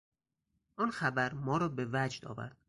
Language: Persian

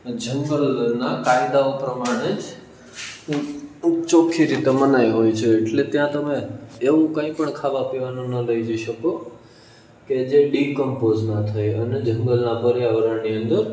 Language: Gujarati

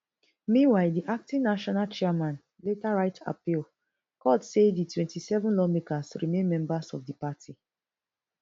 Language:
Nigerian Pidgin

